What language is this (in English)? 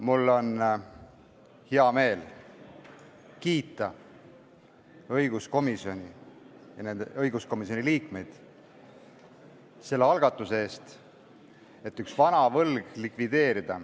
Estonian